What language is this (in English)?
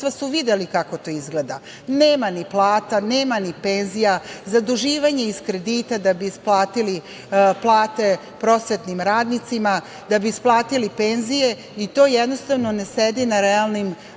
Serbian